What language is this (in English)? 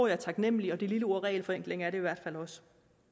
Danish